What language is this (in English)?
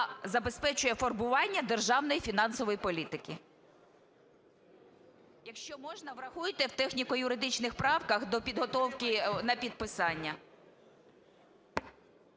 Ukrainian